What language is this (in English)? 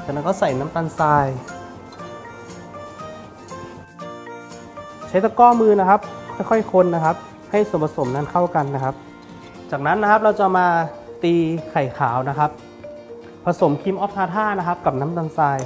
Thai